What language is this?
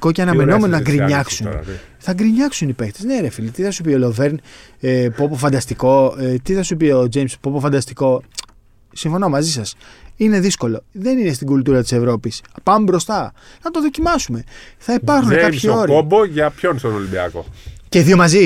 Greek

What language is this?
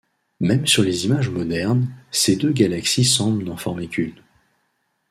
French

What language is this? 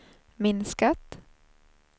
Swedish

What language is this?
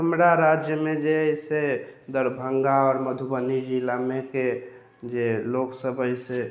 Maithili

